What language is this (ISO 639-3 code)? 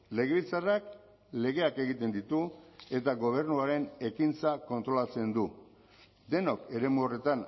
eus